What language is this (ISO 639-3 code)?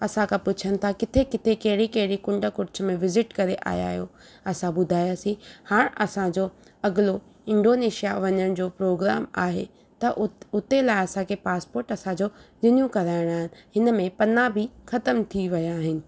snd